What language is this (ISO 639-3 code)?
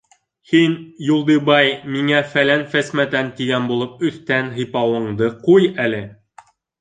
bak